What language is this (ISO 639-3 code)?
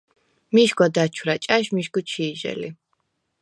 sva